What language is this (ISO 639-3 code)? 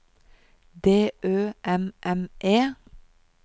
nor